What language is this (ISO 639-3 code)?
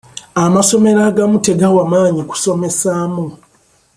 lug